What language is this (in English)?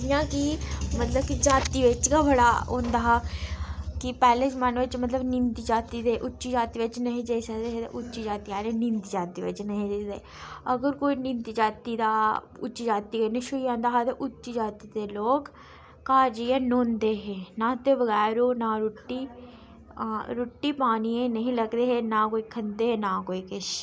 Dogri